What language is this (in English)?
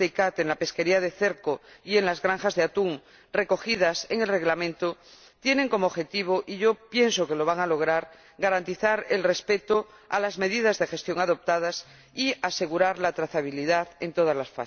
Spanish